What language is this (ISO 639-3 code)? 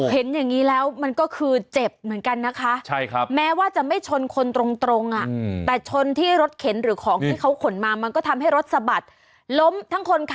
tha